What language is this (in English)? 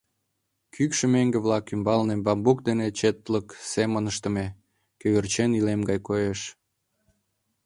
Mari